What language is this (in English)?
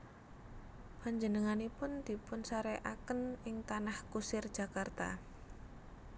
Javanese